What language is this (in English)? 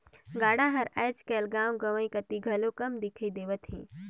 Chhattisgarhi